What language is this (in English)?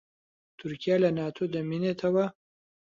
Central Kurdish